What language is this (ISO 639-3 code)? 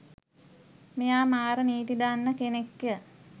sin